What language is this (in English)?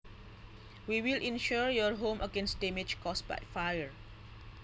Javanese